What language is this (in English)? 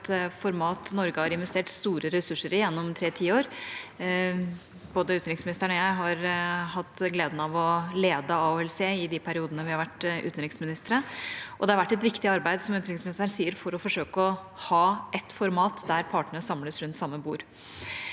Norwegian